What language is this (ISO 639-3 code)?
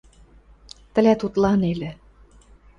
mrj